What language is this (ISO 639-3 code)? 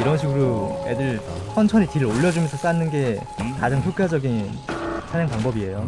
kor